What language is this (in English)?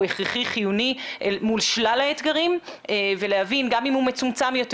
Hebrew